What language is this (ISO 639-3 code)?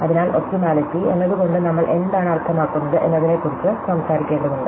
mal